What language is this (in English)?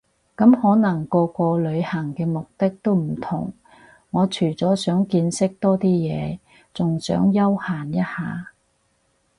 Cantonese